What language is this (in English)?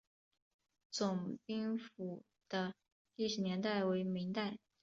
Chinese